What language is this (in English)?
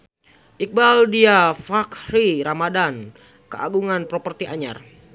Sundanese